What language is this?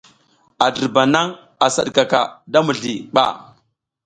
South Giziga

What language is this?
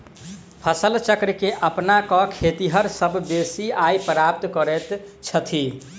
Maithili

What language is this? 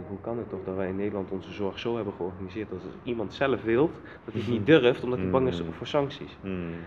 Dutch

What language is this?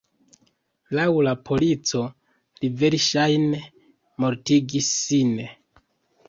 Esperanto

